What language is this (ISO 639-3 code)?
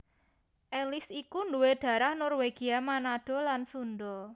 jav